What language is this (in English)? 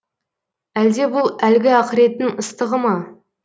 Kazakh